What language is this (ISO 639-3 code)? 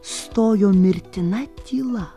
lit